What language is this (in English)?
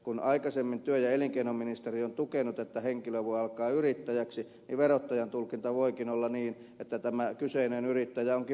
Finnish